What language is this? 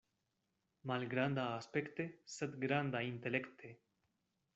Esperanto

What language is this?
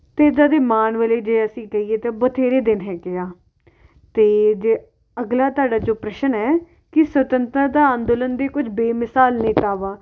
Punjabi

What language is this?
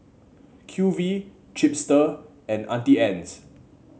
English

